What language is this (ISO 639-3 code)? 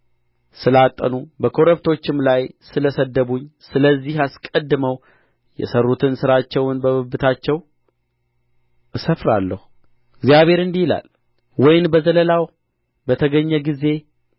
amh